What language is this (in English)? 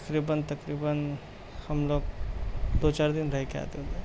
Urdu